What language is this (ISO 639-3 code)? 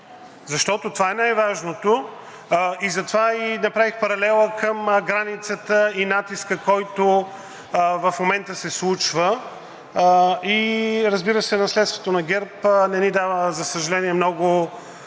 bul